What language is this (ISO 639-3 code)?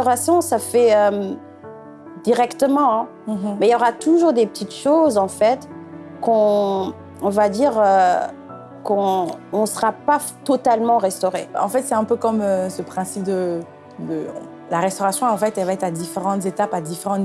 fra